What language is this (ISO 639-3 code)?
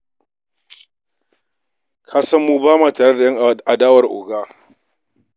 hau